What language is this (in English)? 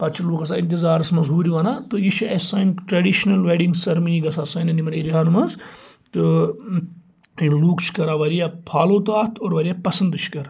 Kashmiri